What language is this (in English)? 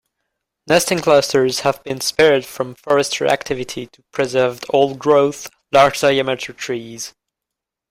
English